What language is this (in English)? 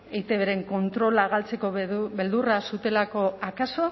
Basque